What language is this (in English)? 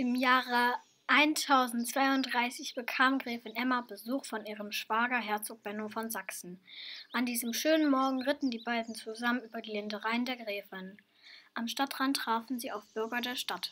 German